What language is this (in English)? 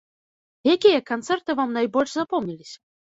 Belarusian